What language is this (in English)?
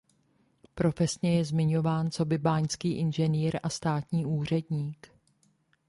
Czech